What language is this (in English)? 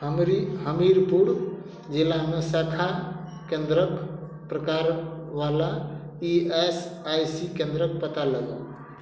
Maithili